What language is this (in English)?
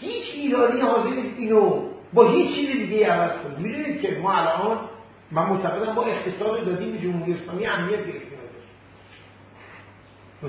Persian